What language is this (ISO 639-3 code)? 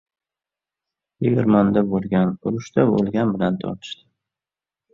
uzb